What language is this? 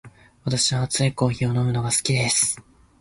Japanese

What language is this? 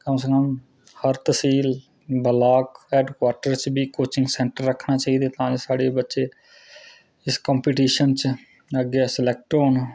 Dogri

